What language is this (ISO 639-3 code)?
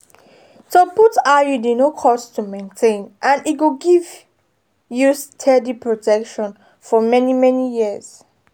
pcm